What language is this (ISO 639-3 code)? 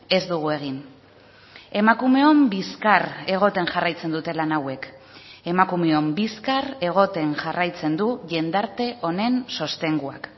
eus